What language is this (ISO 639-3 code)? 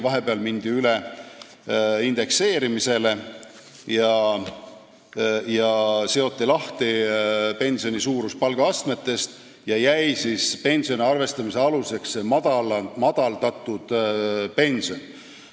est